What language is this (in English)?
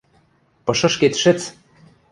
Western Mari